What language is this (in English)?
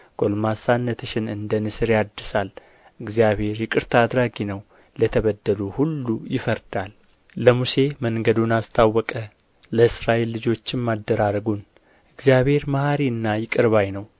Amharic